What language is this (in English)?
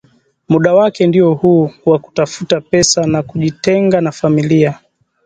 Swahili